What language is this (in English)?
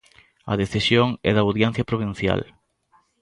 Galician